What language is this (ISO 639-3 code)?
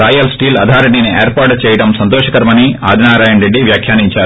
tel